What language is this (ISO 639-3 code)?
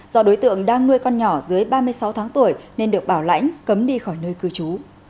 vie